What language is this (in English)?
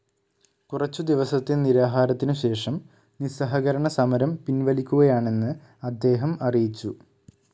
Malayalam